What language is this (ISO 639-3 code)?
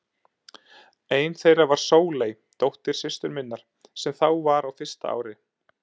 isl